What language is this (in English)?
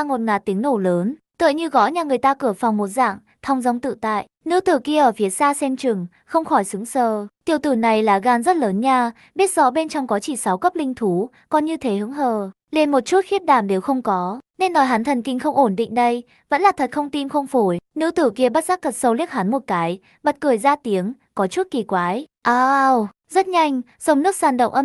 Vietnamese